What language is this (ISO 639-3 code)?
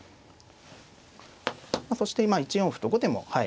jpn